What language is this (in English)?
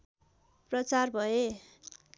Nepali